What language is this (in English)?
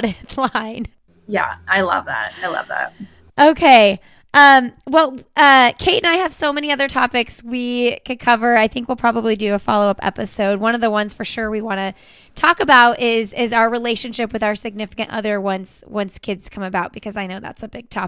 English